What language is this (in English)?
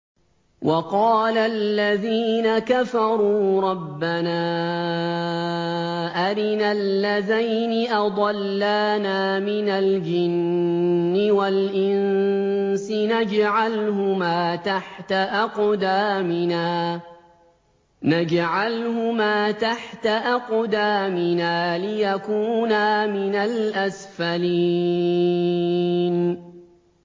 Arabic